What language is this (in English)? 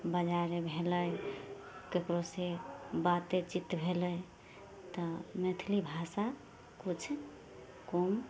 Maithili